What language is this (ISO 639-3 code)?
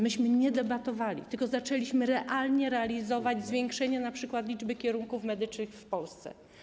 pol